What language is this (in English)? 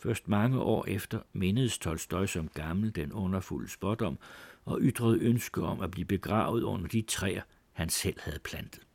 Danish